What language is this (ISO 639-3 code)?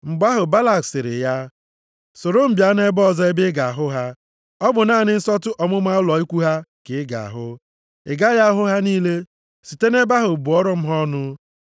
ibo